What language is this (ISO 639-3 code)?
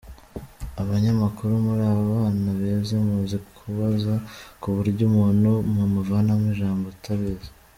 kin